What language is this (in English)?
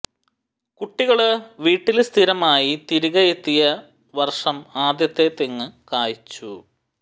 Malayalam